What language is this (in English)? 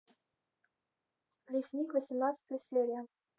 Russian